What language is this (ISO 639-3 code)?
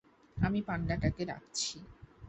ben